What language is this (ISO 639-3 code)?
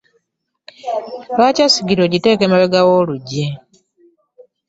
lug